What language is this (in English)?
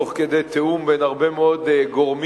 Hebrew